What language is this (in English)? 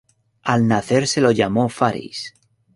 Spanish